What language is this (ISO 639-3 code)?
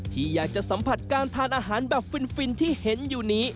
tha